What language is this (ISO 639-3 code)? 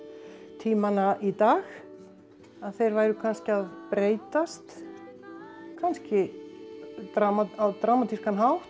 isl